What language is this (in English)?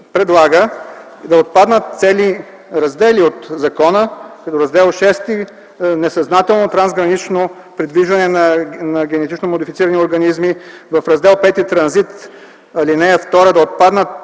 Bulgarian